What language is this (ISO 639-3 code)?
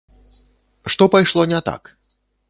bel